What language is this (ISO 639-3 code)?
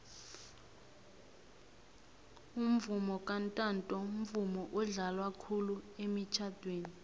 nbl